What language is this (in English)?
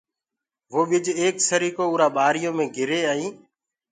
Gurgula